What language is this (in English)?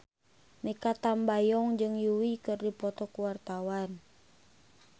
Sundanese